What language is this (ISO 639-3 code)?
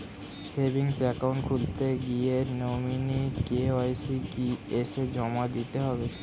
ben